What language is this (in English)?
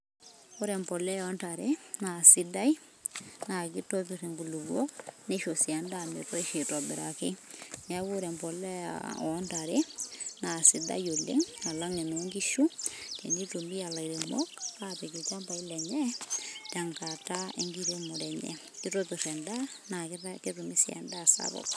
Masai